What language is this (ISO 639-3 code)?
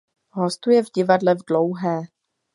ces